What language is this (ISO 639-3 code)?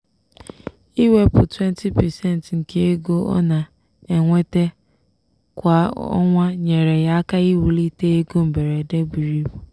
ibo